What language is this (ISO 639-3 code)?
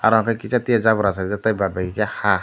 trp